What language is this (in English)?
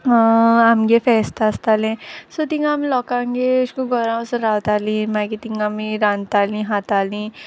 Konkani